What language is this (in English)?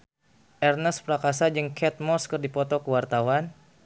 Sundanese